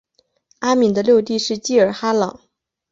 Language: Chinese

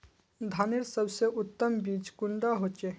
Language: Magahi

